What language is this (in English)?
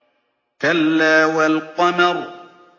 Arabic